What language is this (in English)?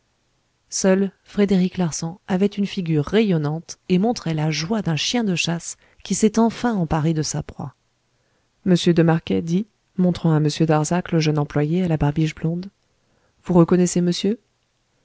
French